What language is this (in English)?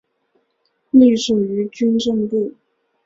Chinese